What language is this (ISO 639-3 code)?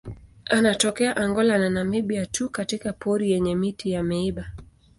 swa